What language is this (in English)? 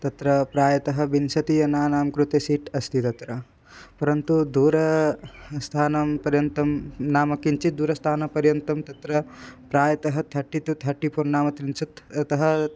Sanskrit